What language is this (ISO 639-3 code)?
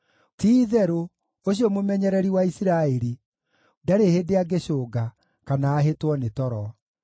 kik